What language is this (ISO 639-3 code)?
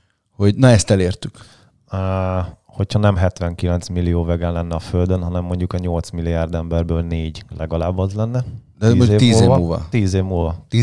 hun